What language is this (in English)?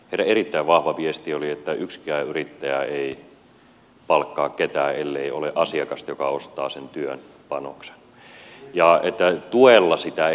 Finnish